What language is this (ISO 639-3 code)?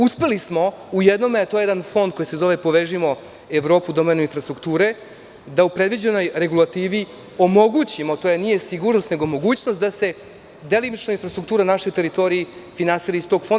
srp